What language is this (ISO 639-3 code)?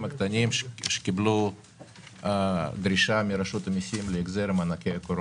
heb